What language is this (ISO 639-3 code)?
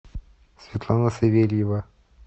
rus